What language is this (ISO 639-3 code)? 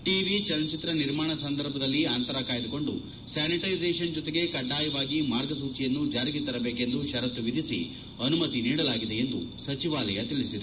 kan